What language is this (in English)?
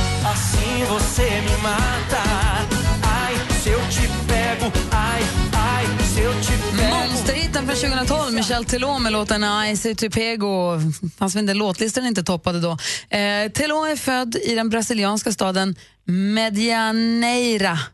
Swedish